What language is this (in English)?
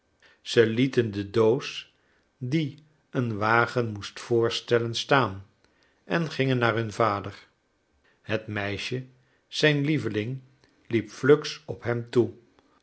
Dutch